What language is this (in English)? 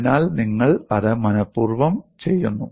Malayalam